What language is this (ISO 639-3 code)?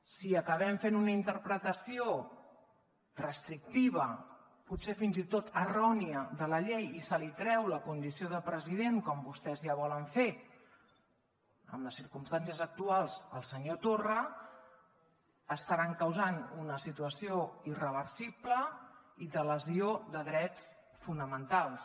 cat